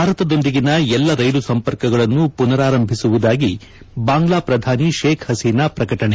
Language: Kannada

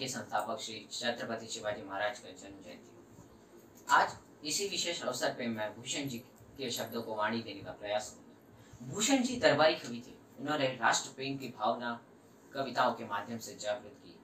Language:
Hindi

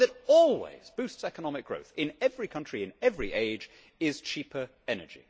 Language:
English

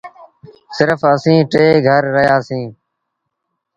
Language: Sindhi Bhil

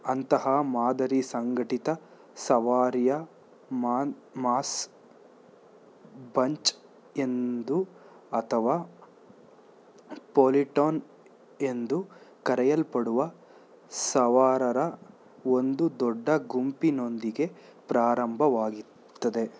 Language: Kannada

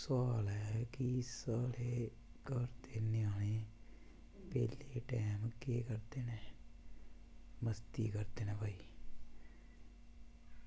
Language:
Dogri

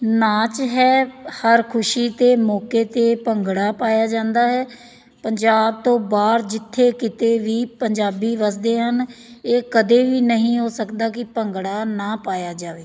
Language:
Punjabi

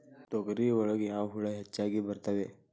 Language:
Kannada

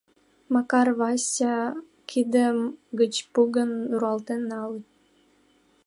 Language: Mari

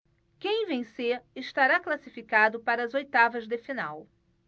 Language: Portuguese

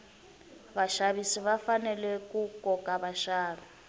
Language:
Tsonga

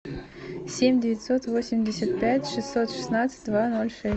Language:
Russian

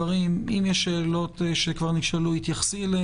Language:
Hebrew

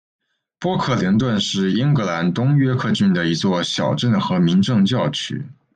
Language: Chinese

